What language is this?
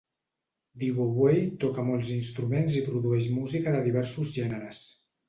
Catalan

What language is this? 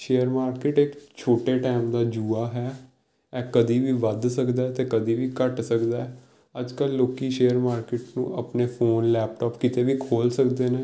Punjabi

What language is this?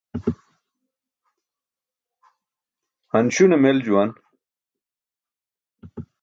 Burushaski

